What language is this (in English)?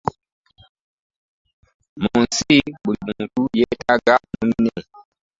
Ganda